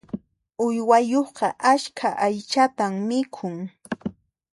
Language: Puno Quechua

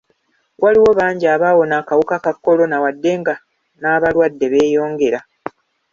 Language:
Ganda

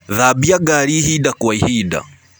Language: Kikuyu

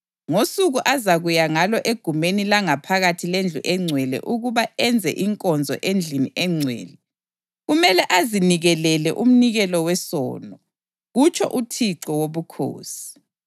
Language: North Ndebele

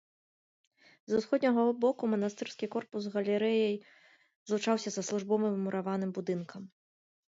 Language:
Belarusian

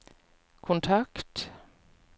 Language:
Norwegian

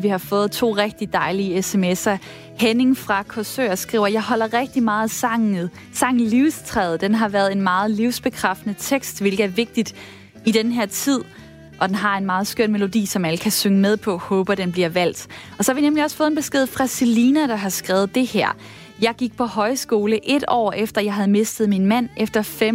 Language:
Danish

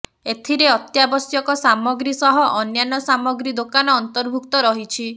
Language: Odia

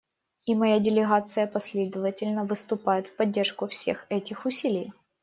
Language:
Russian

